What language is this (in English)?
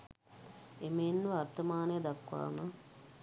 Sinhala